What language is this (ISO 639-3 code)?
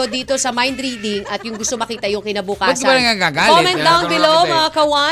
fil